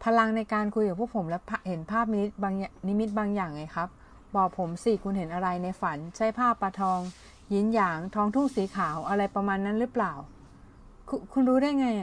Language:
Thai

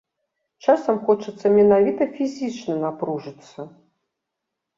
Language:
Belarusian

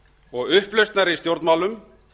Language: Icelandic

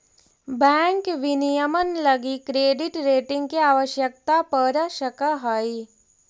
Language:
Magahi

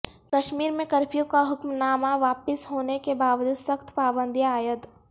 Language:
Urdu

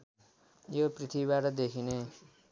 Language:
Nepali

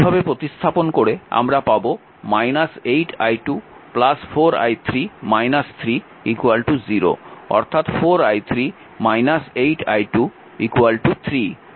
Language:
Bangla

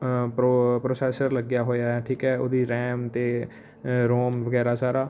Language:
Punjabi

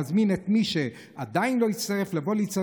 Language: Hebrew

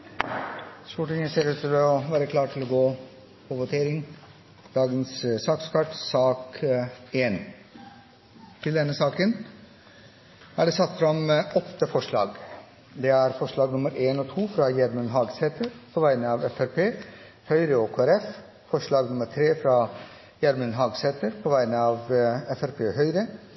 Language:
Norwegian Bokmål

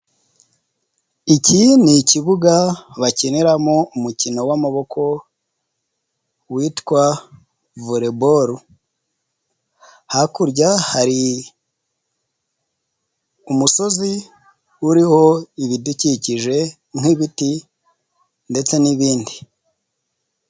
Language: Kinyarwanda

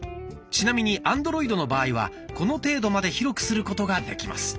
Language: Japanese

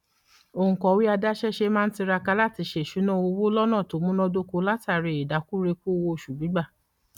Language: Yoruba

